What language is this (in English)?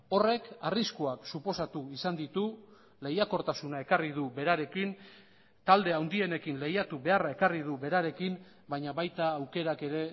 Basque